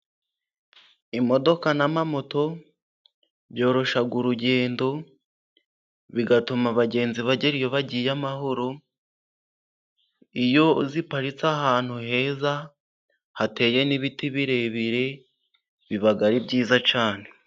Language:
Kinyarwanda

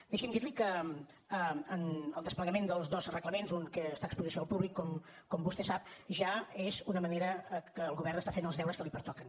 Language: Catalan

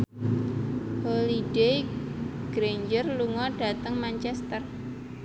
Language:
Javanese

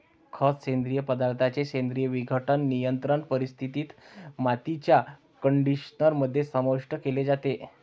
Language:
Marathi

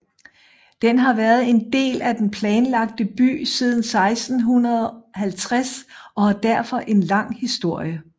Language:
Danish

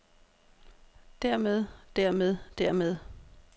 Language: Danish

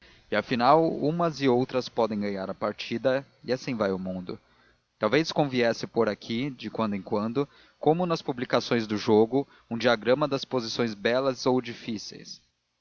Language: Portuguese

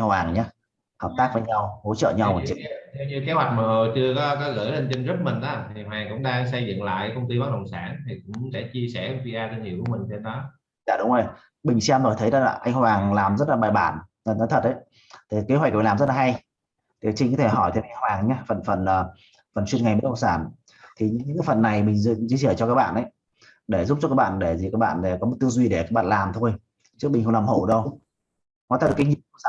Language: Vietnamese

